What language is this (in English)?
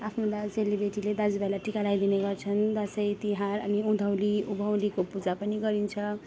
Nepali